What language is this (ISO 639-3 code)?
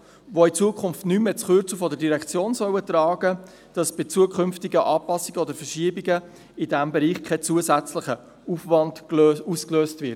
gsw